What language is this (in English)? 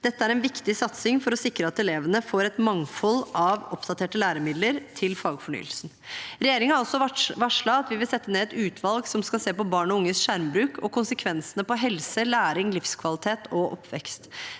Norwegian